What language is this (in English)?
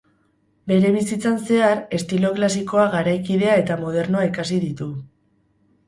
Basque